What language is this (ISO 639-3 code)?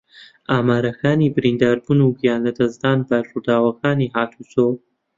ckb